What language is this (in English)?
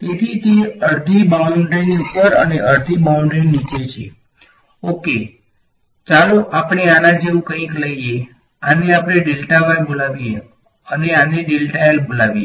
Gujarati